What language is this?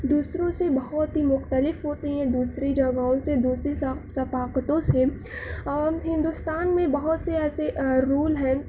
Urdu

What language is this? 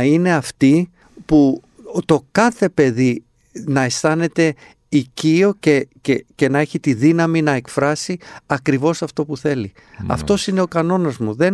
Greek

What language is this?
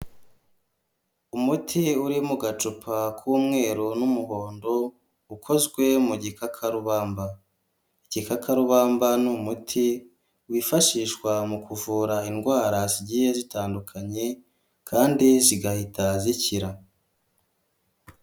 Kinyarwanda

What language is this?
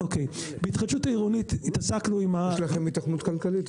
Hebrew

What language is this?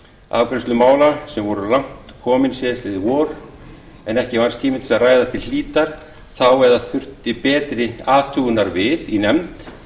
Icelandic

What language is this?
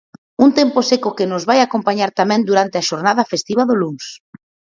Galician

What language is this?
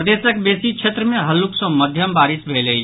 Maithili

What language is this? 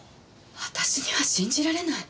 Japanese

